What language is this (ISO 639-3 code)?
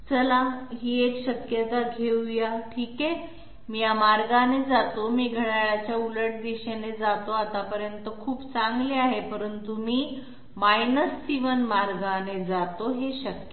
mar